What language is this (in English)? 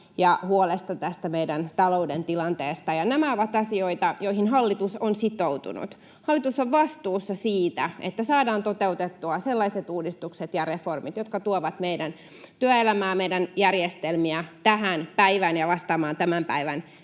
Finnish